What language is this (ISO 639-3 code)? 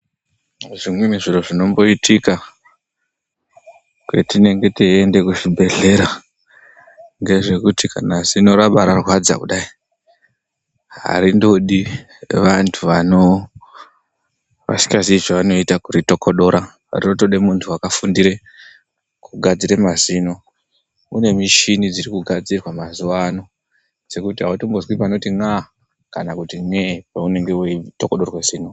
ndc